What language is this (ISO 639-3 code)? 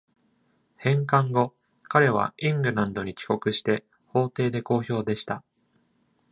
jpn